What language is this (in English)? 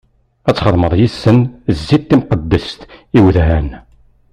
Kabyle